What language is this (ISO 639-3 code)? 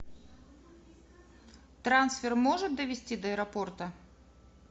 rus